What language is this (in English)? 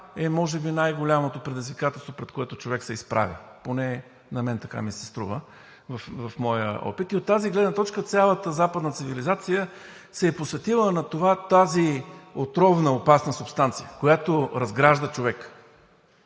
Bulgarian